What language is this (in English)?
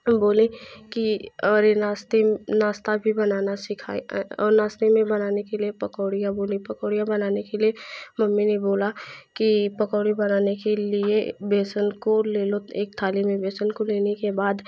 Hindi